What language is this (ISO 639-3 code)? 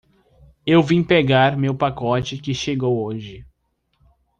por